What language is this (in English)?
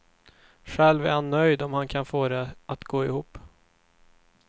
Swedish